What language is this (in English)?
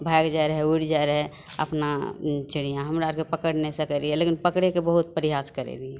Maithili